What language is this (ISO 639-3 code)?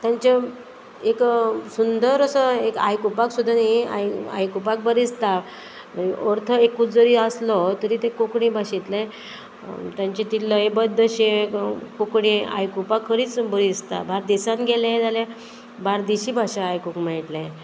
kok